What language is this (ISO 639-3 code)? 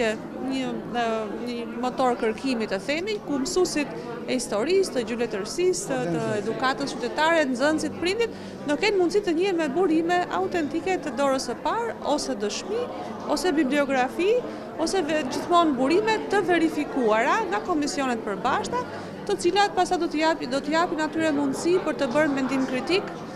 ron